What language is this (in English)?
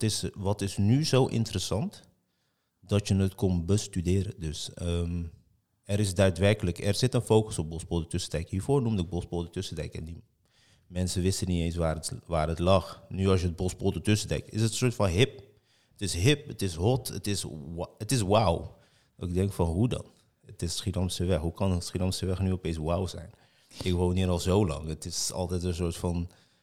Dutch